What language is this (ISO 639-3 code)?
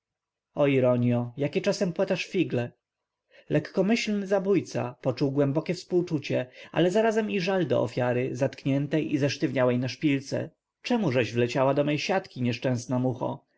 pol